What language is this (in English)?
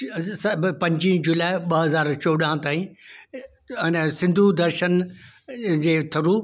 Sindhi